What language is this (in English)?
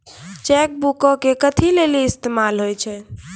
Maithili